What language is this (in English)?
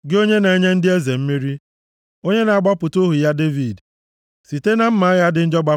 Igbo